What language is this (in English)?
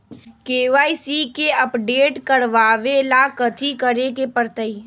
Magahi